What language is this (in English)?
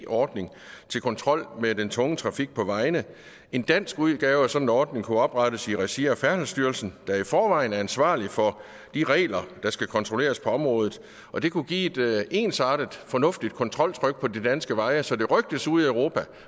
Danish